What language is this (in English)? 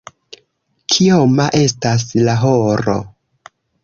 Esperanto